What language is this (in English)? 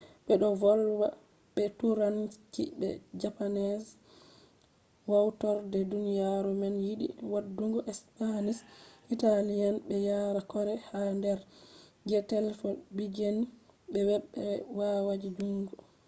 Fula